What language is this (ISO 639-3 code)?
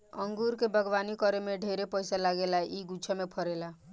bho